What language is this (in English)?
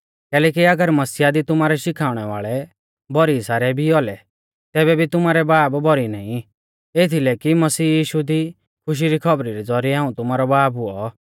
Mahasu Pahari